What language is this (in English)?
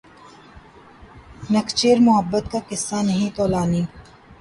Urdu